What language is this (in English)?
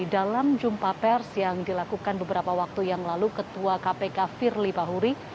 Indonesian